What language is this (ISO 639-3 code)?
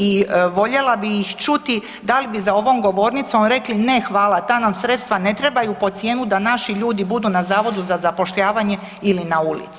hrv